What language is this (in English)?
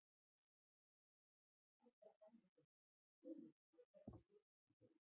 Icelandic